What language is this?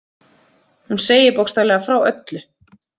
Icelandic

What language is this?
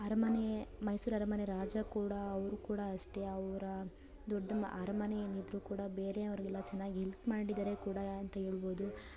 Kannada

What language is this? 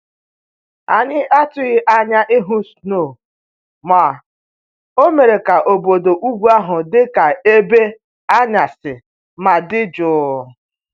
Igbo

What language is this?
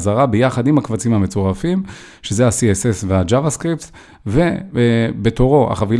Hebrew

